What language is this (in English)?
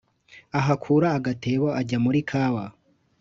Kinyarwanda